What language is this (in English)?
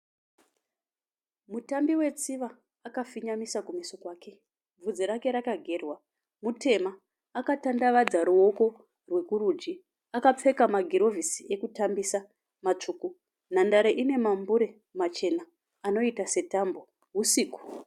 Shona